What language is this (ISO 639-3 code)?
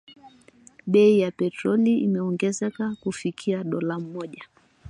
swa